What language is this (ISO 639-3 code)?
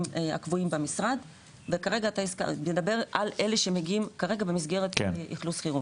heb